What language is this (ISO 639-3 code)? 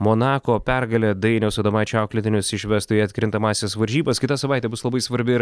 lit